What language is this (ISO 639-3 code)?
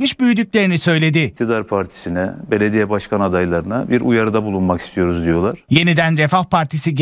tur